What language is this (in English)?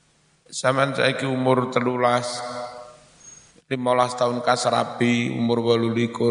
Indonesian